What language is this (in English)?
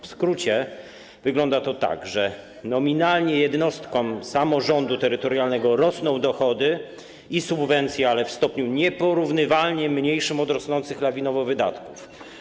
Polish